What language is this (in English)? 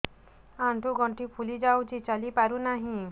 Odia